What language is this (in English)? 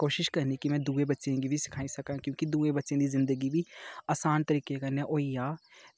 Dogri